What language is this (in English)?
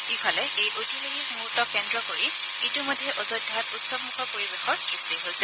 Assamese